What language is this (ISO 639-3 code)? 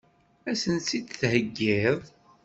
kab